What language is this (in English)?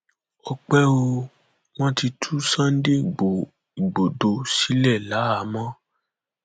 Yoruba